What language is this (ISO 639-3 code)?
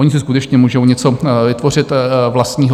ces